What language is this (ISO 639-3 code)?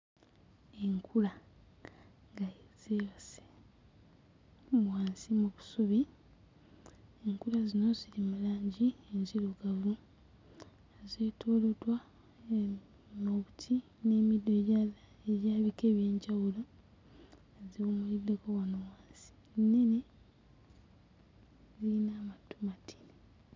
lug